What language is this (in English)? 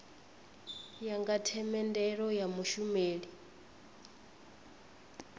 Venda